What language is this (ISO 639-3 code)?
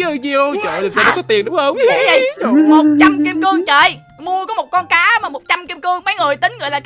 vie